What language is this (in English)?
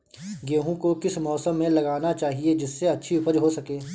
Hindi